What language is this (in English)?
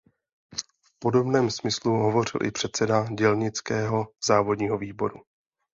Czech